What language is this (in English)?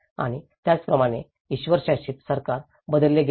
Marathi